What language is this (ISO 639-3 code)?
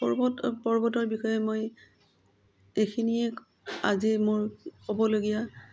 asm